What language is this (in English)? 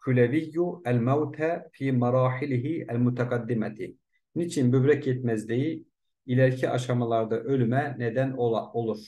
Turkish